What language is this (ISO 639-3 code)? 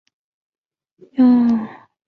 zho